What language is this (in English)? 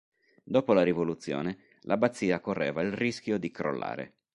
Italian